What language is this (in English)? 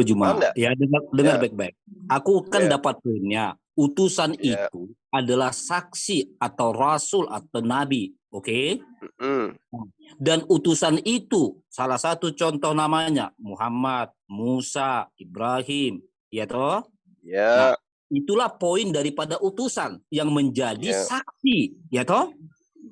Indonesian